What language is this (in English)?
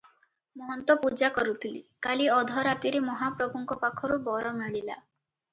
Odia